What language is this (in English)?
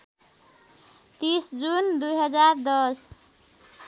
Nepali